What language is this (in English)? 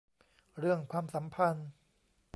Thai